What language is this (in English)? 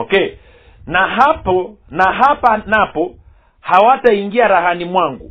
Swahili